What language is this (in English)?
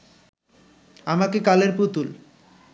Bangla